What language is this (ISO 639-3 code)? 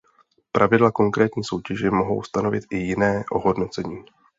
ces